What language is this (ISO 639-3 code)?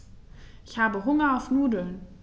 deu